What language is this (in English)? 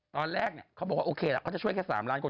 Thai